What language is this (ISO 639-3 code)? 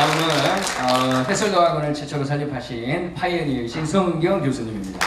kor